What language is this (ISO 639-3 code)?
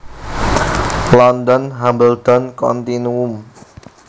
jav